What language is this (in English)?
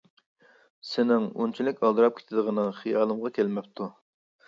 Uyghur